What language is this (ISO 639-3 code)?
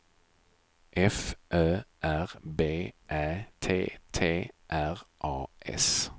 swe